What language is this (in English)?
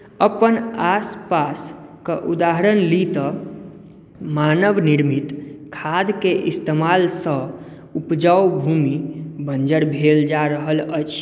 Maithili